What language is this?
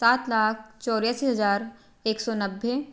Hindi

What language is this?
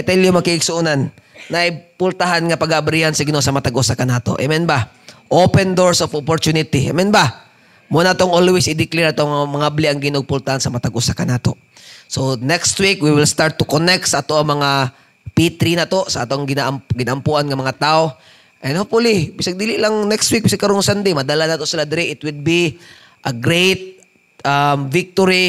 Filipino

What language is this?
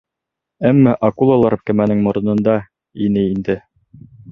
Bashkir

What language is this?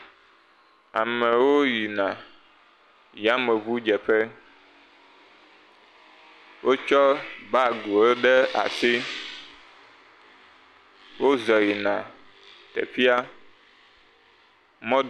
Ewe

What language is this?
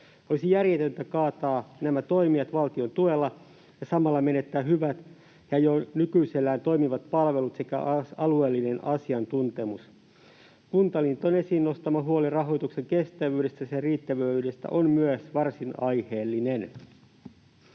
Finnish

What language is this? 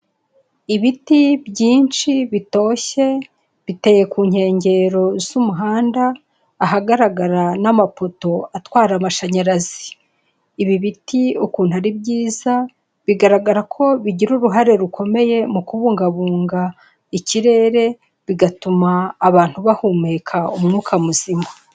Kinyarwanda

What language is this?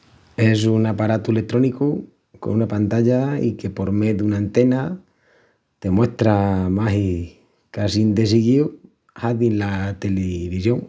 Extremaduran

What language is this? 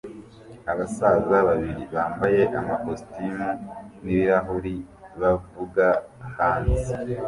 Kinyarwanda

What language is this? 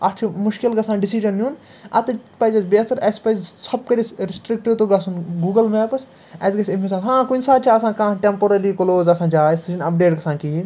Kashmiri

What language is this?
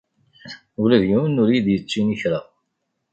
Kabyle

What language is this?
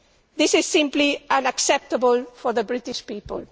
English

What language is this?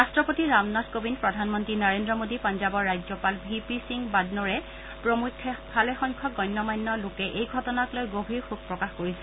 Assamese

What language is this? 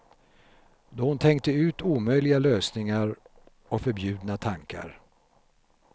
Swedish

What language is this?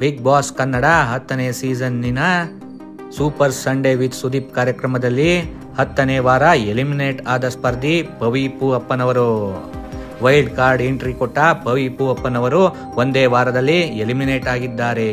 Kannada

